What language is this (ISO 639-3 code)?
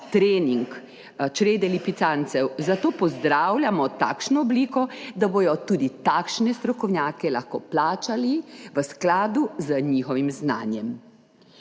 slv